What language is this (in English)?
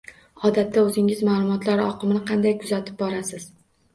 Uzbek